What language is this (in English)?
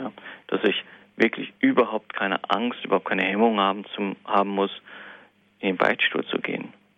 German